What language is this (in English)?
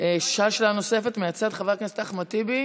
Hebrew